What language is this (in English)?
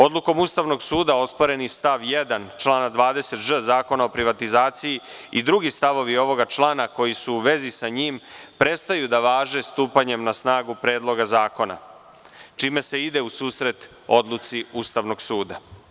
Serbian